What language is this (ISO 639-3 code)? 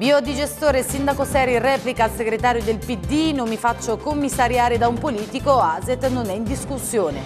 ita